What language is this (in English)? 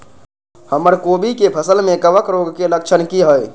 Maithili